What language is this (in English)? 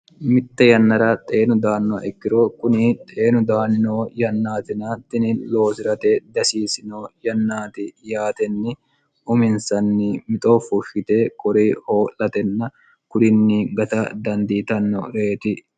Sidamo